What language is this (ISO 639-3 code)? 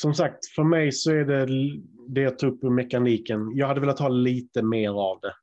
swe